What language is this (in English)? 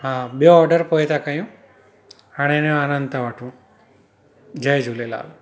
Sindhi